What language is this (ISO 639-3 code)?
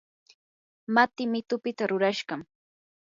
qur